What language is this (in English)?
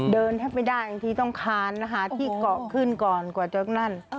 Thai